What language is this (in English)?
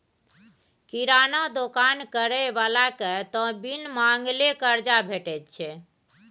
Maithili